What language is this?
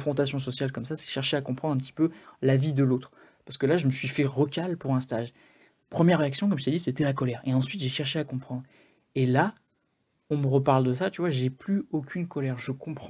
French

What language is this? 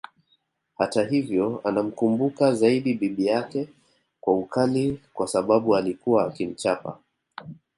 Swahili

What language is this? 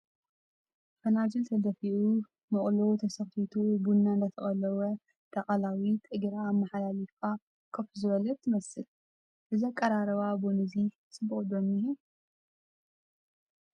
Tigrinya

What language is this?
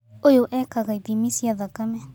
Kikuyu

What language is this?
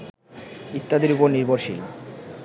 Bangla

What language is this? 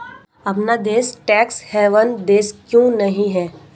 Hindi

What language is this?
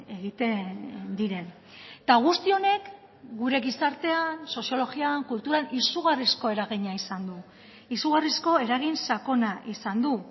Basque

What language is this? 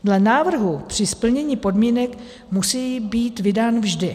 Czech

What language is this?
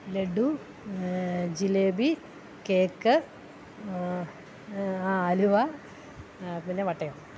Malayalam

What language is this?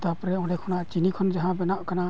Santali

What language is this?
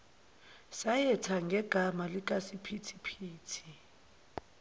Zulu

